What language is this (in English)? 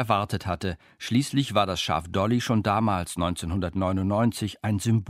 German